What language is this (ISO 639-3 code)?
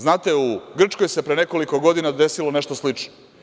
srp